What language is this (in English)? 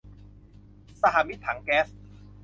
Thai